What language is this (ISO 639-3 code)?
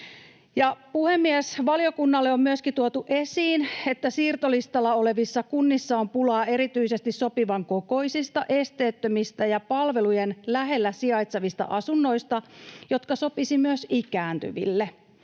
fin